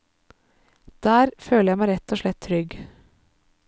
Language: Norwegian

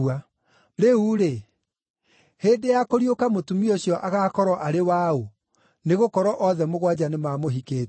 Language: Kikuyu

